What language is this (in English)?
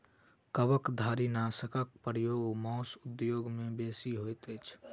Maithili